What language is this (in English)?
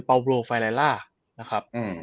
Thai